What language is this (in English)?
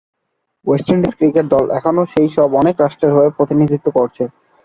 Bangla